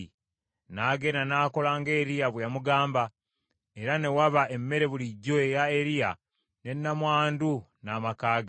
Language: Ganda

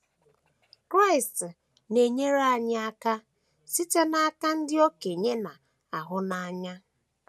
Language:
Igbo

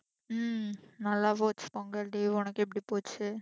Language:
Tamil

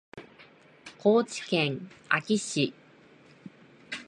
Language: Japanese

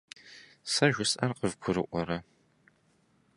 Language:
Kabardian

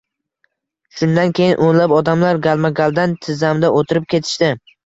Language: Uzbek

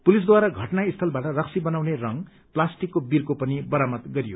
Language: Nepali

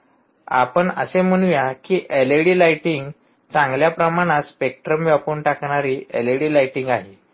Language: Marathi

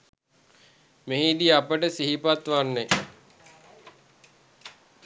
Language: Sinhala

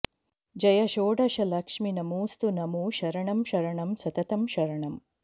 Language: Sanskrit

